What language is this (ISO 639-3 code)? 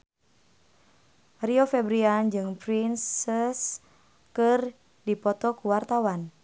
sun